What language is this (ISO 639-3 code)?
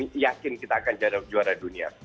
ind